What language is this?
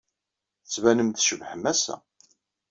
Kabyle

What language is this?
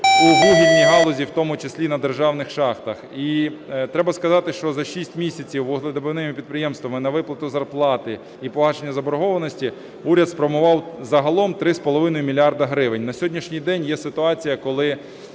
Ukrainian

